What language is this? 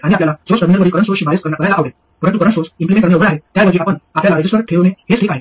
Marathi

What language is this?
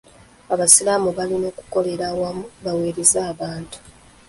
Ganda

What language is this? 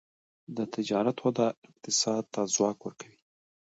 Pashto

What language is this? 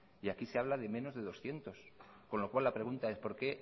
Spanish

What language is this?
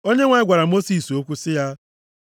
Igbo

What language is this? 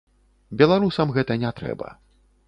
Belarusian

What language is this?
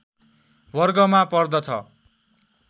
Nepali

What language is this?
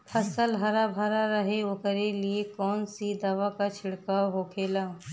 Bhojpuri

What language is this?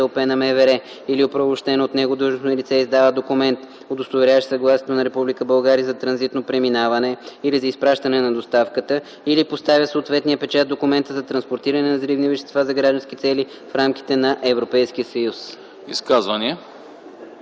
Bulgarian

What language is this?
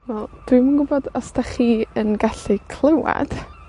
Welsh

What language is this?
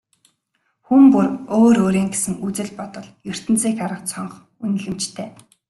Mongolian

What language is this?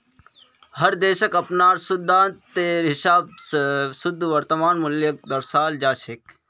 Magahi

